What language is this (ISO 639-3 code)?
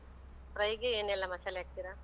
kan